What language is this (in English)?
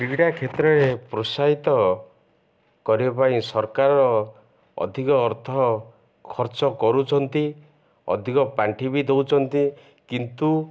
Odia